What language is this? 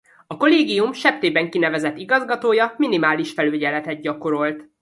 Hungarian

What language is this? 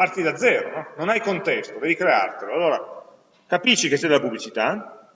Italian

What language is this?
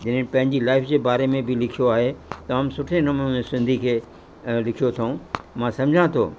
Sindhi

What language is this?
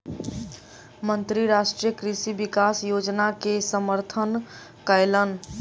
Maithili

